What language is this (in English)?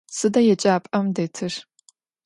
Adyghe